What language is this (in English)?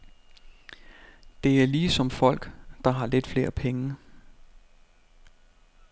Danish